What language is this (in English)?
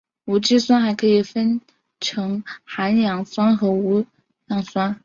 Chinese